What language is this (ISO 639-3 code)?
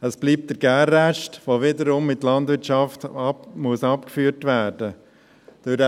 gsw